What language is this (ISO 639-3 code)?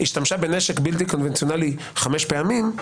heb